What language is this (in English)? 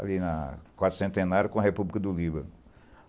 Portuguese